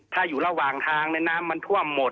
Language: Thai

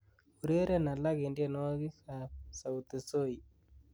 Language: Kalenjin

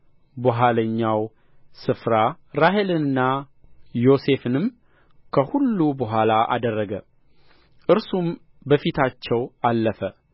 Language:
Amharic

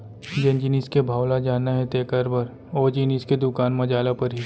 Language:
Chhattisgarhi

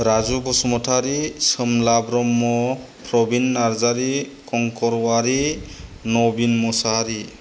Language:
Bodo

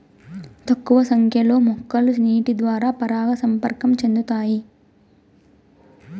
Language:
Telugu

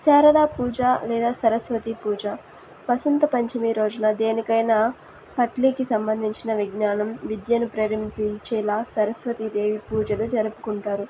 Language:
Telugu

